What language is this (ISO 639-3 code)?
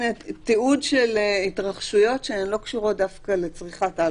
heb